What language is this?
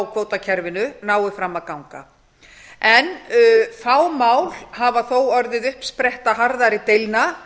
Icelandic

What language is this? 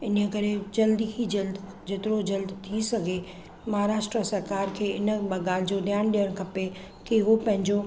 Sindhi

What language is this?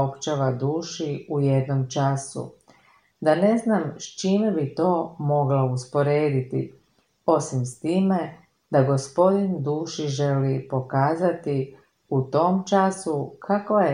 Croatian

